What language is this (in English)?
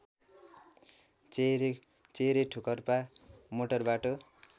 Nepali